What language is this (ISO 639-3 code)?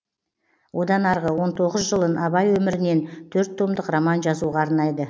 kaz